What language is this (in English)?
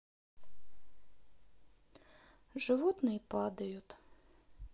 Russian